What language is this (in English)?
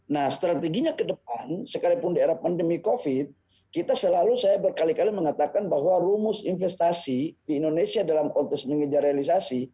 Indonesian